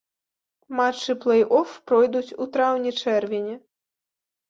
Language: Belarusian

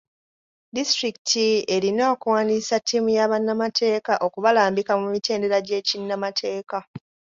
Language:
Ganda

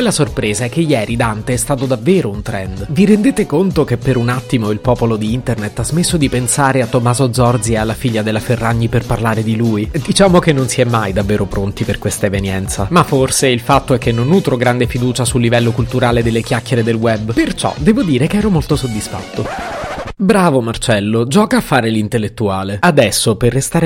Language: Italian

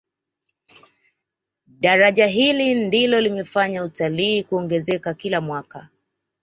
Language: Swahili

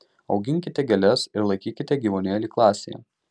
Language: Lithuanian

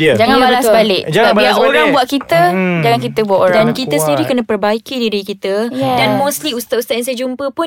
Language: Malay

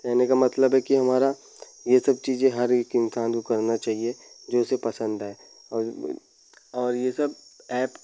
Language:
Hindi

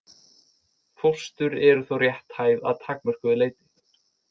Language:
Icelandic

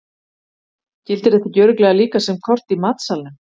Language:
Icelandic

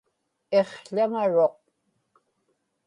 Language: Inupiaq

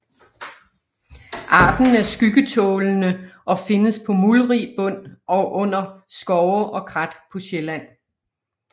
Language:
Danish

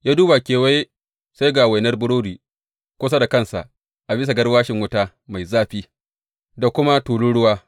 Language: Hausa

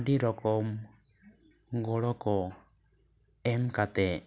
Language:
Santali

